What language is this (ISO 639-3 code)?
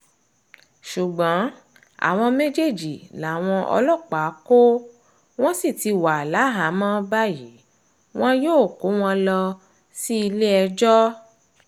yor